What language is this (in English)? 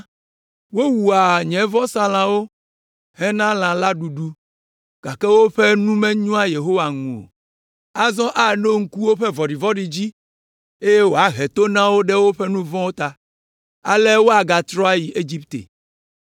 Ewe